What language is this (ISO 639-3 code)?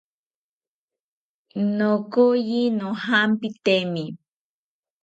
cpy